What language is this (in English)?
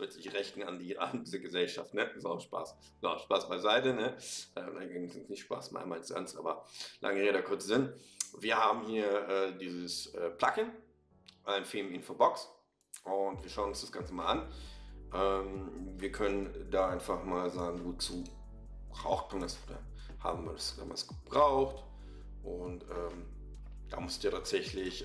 German